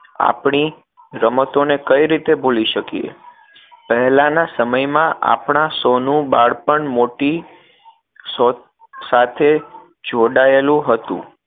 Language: Gujarati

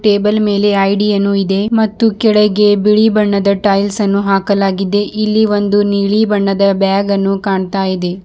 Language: Kannada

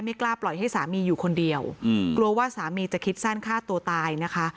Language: Thai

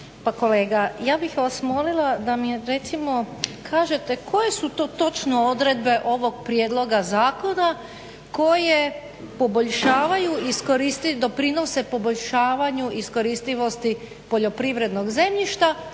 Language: Croatian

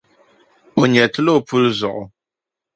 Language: Dagbani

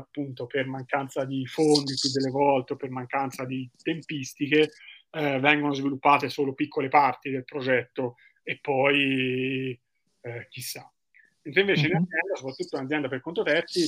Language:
Italian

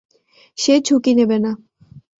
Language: Bangla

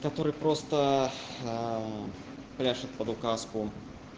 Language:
Russian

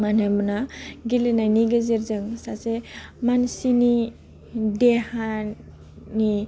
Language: Bodo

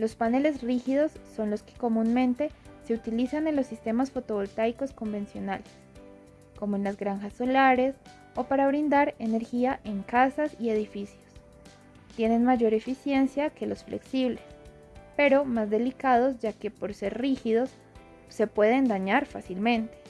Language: Spanish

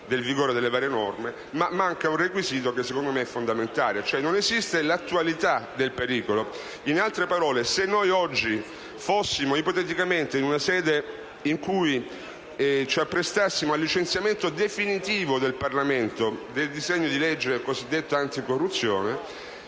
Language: Italian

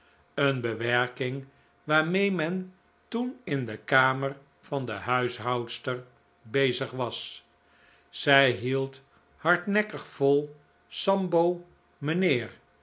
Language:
Dutch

